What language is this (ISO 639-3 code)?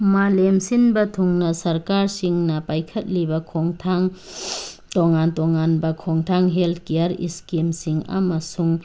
mni